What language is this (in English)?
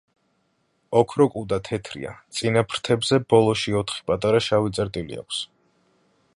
Georgian